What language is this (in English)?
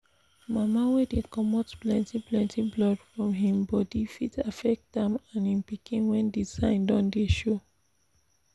Nigerian Pidgin